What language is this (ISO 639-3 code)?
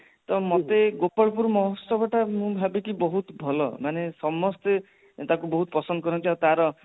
ori